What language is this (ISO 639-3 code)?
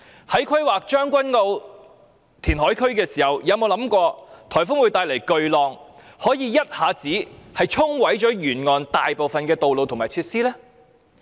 yue